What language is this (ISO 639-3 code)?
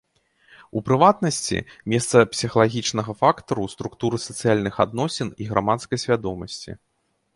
bel